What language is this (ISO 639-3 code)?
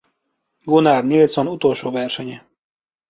hun